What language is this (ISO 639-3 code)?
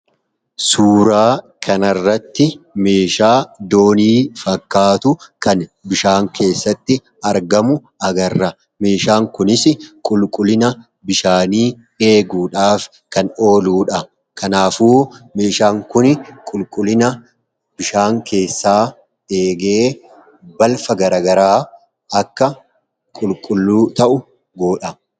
orm